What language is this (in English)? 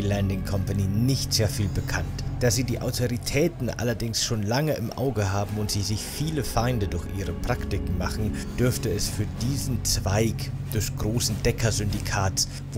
German